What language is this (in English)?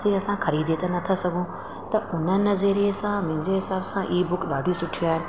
Sindhi